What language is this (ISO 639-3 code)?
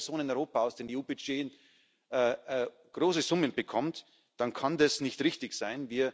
deu